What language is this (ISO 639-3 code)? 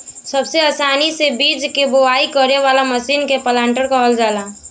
bho